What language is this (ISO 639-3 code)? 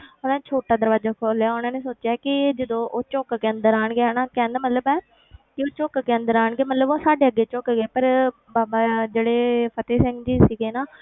pan